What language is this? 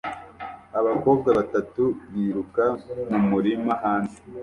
Kinyarwanda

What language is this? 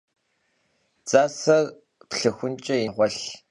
Kabardian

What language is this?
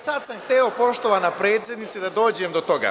Serbian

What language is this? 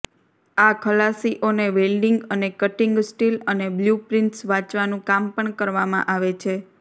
Gujarati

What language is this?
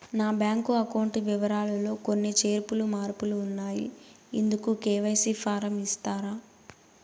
Telugu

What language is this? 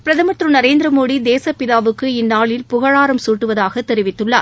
Tamil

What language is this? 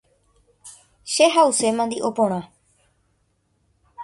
Guarani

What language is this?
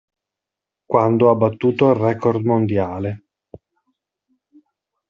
Italian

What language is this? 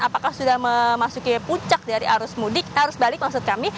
Indonesian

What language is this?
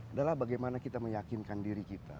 Indonesian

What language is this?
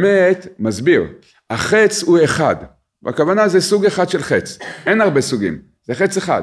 Hebrew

